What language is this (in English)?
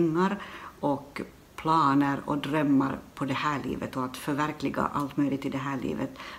Swedish